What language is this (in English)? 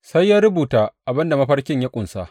Hausa